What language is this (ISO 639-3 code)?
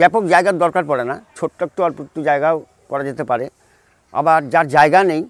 ben